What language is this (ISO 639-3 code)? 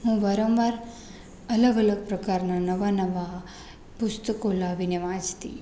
guj